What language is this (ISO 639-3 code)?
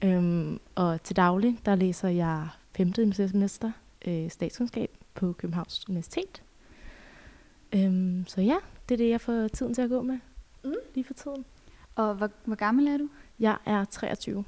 dan